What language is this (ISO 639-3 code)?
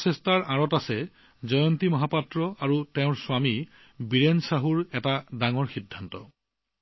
asm